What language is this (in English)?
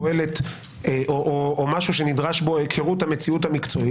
Hebrew